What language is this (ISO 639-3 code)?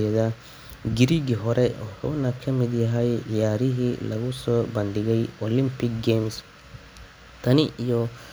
som